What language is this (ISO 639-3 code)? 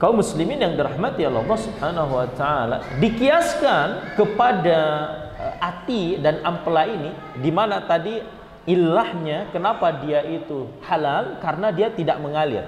ind